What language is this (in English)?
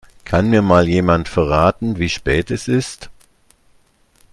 German